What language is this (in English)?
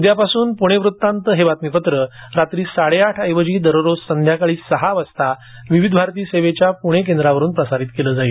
Marathi